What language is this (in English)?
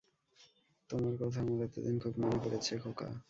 Bangla